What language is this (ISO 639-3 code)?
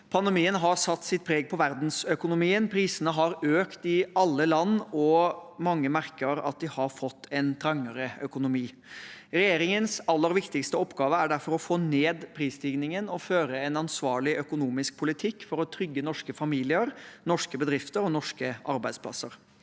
nor